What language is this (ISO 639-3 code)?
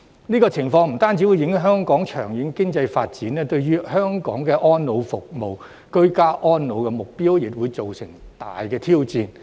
yue